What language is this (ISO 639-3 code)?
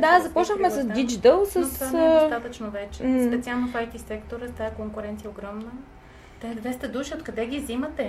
bul